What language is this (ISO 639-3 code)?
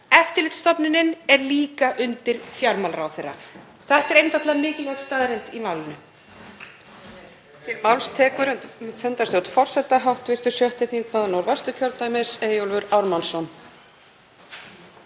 isl